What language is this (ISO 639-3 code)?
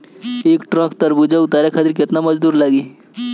bho